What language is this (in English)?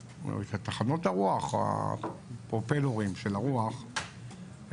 Hebrew